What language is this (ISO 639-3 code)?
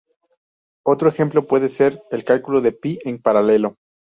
spa